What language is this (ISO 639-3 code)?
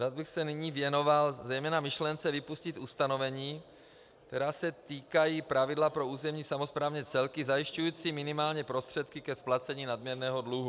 ces